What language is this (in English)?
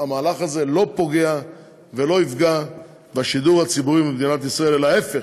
Hebrew